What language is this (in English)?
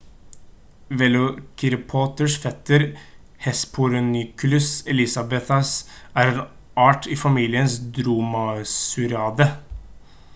Norwegian Bokmål